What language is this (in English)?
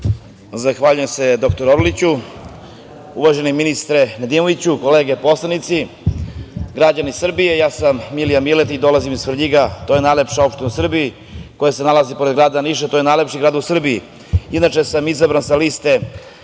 Serbian